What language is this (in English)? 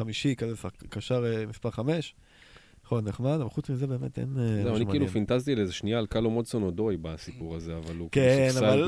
Hebrew